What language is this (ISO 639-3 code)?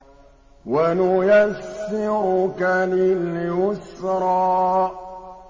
ara